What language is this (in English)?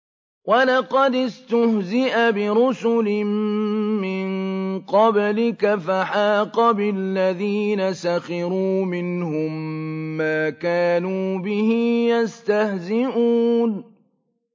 Arabic